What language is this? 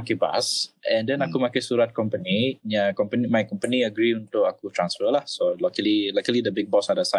Malay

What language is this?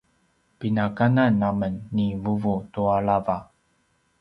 Paiwan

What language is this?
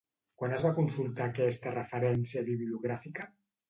Catalan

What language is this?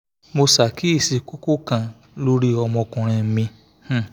Yoruba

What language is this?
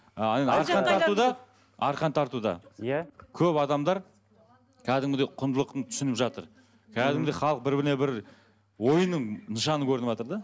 Kazakh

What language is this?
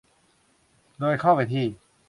Thai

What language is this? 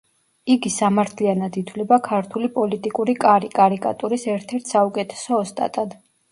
Georgian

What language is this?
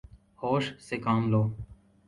Urdu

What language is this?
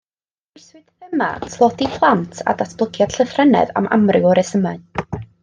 Welsh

